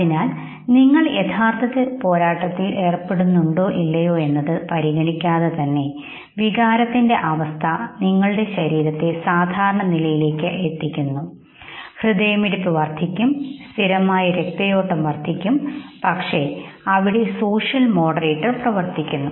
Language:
Malayalam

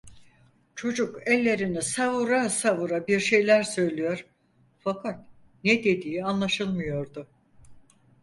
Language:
Turkish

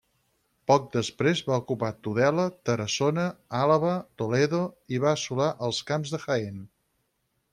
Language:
Catalan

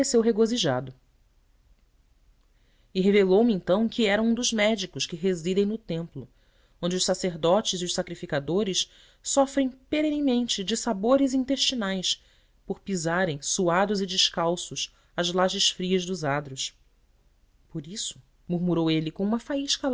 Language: Portuguese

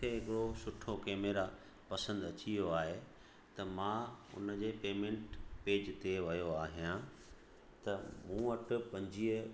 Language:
Sindhi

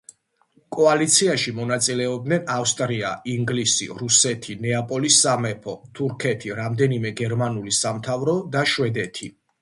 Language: Georgian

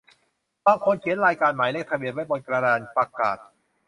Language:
Thai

